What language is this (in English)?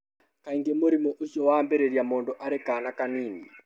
Kikuyu